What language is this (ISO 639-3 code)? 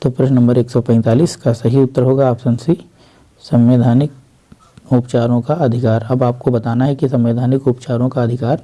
hin